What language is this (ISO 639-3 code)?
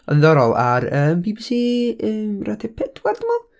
cym